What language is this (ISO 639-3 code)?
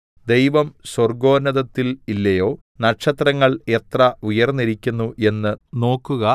mal